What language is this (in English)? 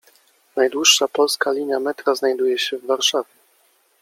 Polish